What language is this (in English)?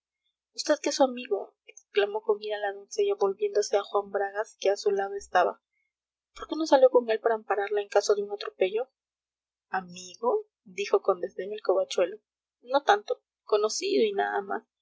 Spanish